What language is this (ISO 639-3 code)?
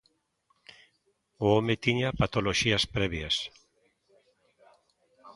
glg